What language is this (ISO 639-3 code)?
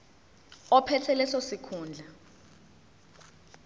zul